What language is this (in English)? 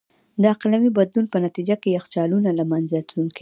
Pashto